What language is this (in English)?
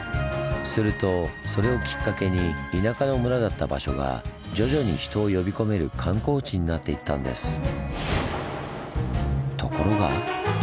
Japanese